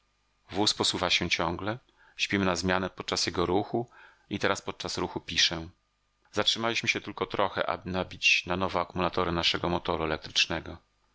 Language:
Polish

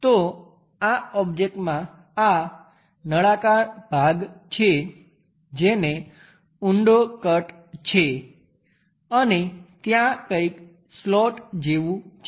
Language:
Gujarati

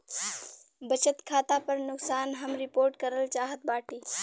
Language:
Bhojpuri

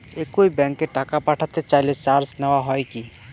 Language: Bangla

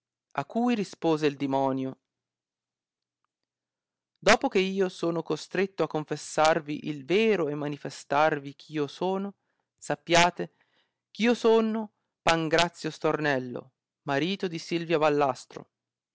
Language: Italian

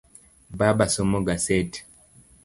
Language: Luo (Kenya and Tanzania)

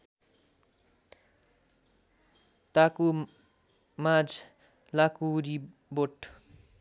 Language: Nepali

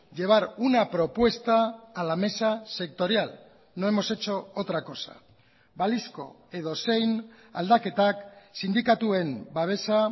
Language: Spanish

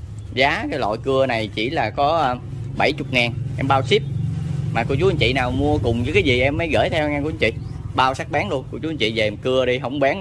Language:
Vietnamese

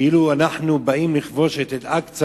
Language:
Hebrew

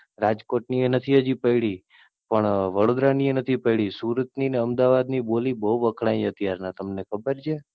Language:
Gujarati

